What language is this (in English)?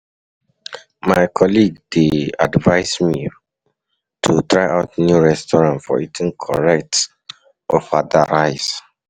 Nigerian Pidgin